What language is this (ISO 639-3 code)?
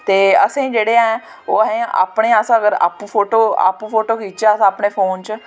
doi